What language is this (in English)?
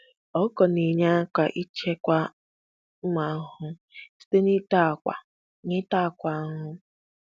Igbo